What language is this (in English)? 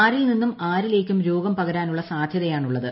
Malayalam